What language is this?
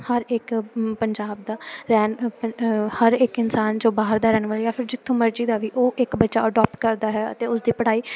Punjabi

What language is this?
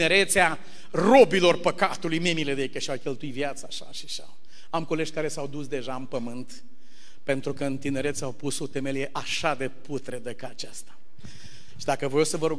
Romanian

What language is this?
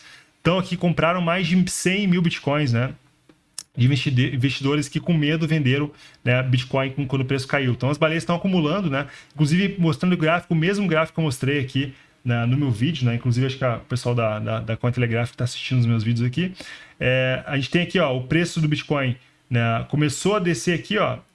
Portuguese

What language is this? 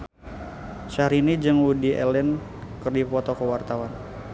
Sundanese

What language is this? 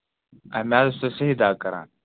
Kashmiri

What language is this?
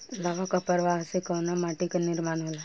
Bhojpuri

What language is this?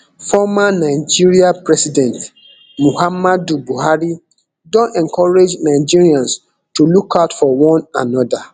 Nigerian Pidgin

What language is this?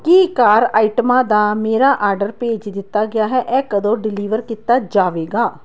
Punjabi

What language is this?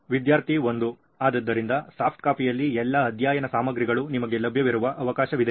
Kannada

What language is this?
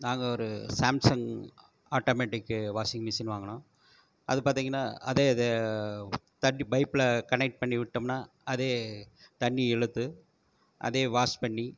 Tamil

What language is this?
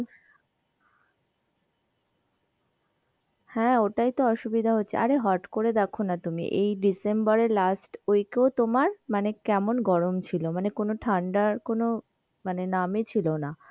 Bangla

